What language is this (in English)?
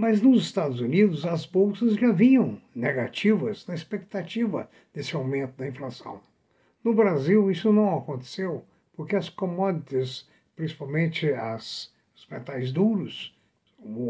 Portuguese